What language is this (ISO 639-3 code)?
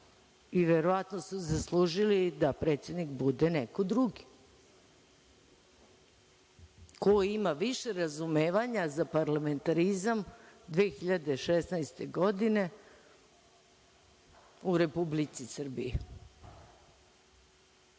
srp